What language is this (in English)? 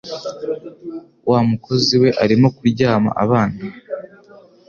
Kinyarwanda